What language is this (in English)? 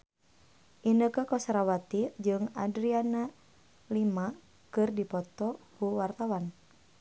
Sundanese